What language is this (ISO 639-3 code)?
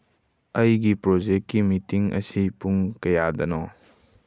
mni